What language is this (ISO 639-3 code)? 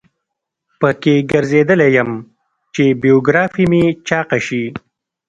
pus